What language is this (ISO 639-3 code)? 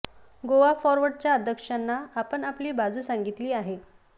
mar